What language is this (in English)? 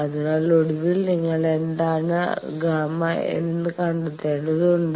Malayalam